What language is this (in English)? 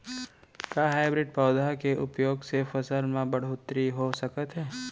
Chhattisgarhi